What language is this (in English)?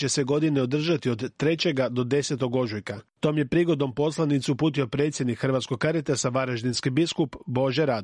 Croatian